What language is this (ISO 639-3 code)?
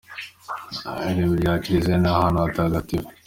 kin